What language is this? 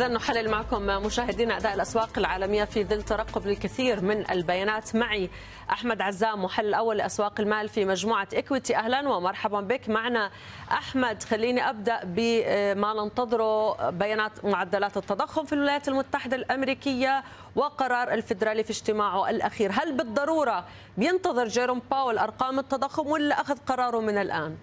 Arabic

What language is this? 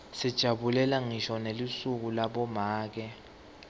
Swati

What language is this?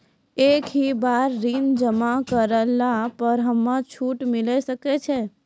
Maithili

